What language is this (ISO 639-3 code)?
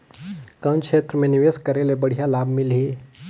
hne